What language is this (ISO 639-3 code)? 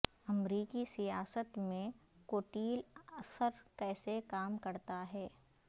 urd